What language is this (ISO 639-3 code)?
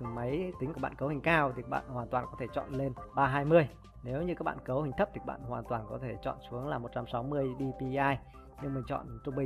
vie